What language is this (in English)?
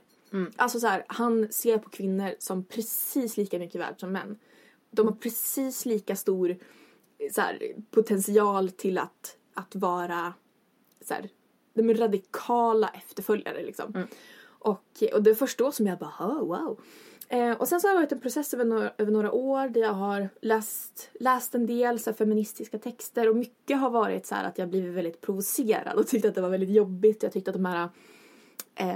Swedish